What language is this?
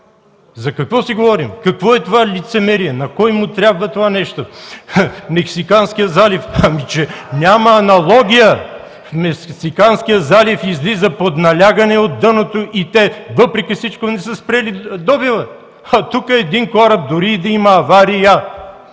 Bulgarian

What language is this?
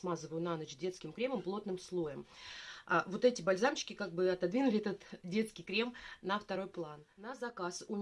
Russian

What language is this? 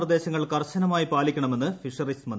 Malayalam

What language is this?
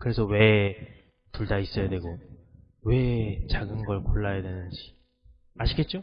Korean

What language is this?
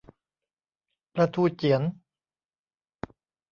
Thai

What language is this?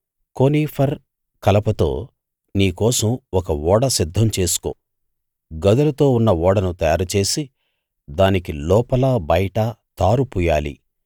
Telugu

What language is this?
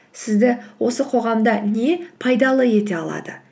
Kazakh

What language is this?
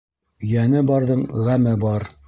Bashkir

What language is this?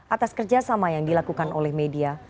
Indonesian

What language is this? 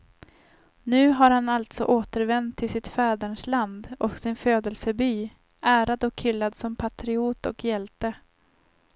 Swedish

